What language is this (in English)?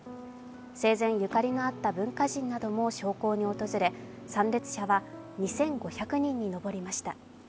Japanese